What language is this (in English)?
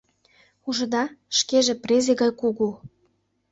Mari